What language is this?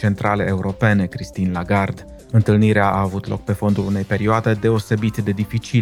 Romanian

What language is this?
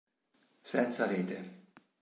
Italian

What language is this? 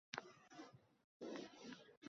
Uzbek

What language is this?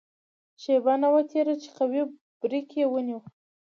Pashto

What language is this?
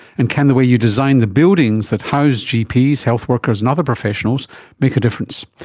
English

